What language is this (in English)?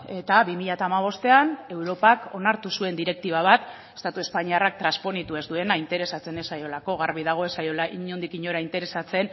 Basque